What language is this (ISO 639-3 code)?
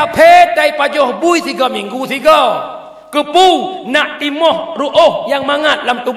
msa